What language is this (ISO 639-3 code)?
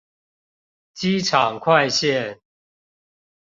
zho